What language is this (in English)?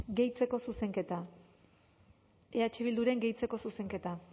Basque